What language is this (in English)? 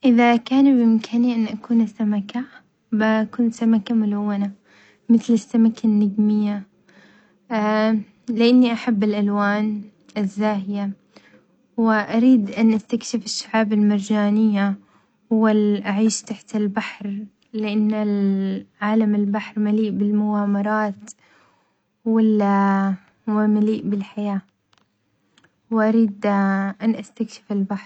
Omani Arabic